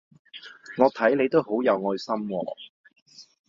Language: Cantonese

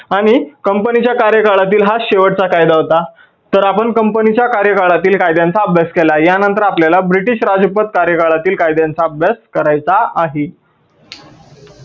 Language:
Marathi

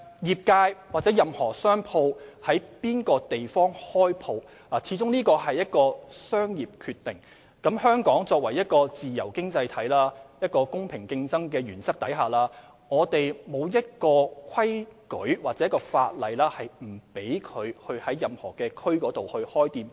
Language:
Cantonese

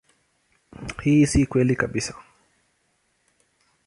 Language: Swahili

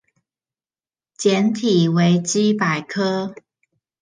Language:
Chinese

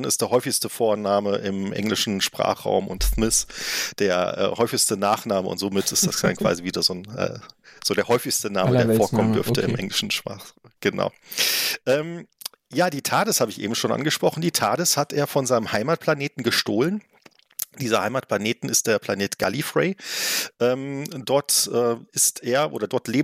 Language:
German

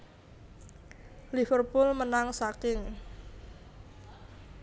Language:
Javanese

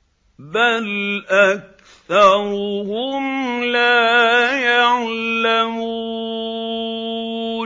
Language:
Arabic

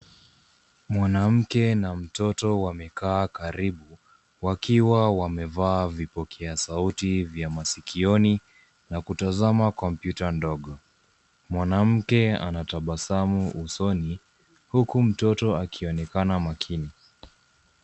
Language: Swahili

